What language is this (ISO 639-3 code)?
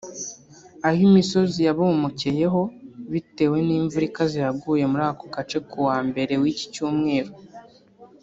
kin